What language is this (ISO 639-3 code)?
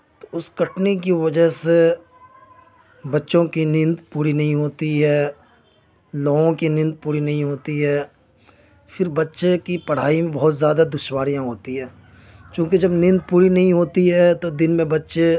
urd